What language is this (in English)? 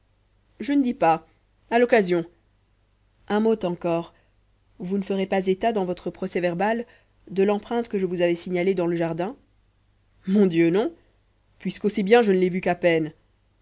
French